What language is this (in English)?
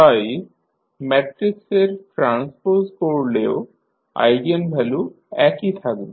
Bangla